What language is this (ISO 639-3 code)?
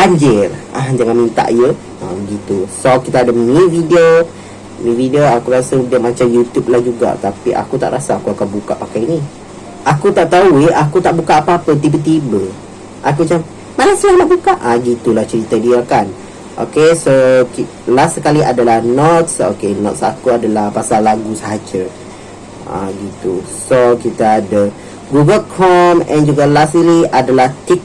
msa